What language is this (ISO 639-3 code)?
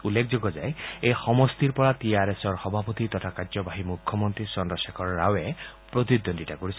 asm